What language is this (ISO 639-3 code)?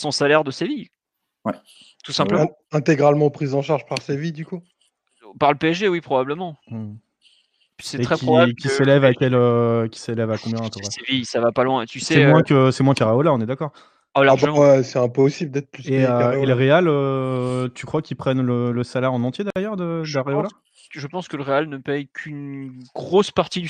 fra